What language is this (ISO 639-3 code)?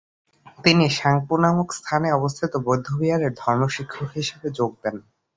ben